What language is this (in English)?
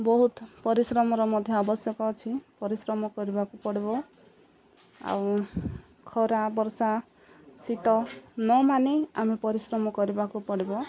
Odia